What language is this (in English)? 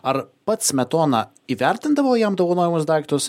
Lithuanian